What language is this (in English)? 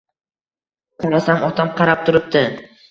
Uzbek